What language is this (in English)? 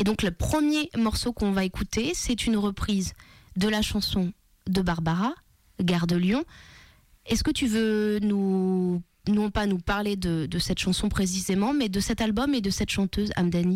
French